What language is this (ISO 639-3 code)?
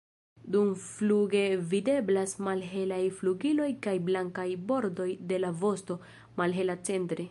epo